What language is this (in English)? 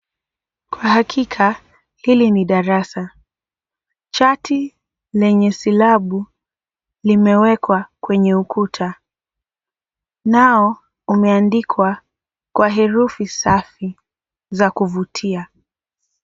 Swahili